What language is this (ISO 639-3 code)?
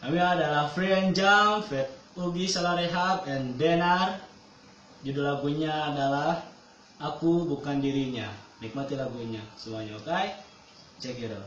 ind